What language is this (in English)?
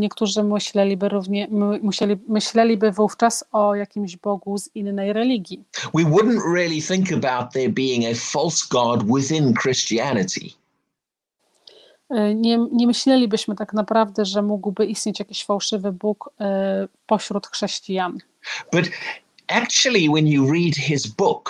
Polish